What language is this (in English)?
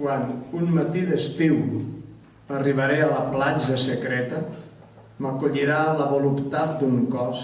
Catalan